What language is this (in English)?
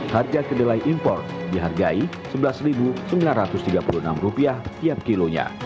Indonesian